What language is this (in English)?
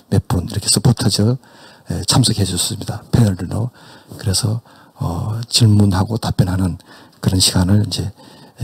Korean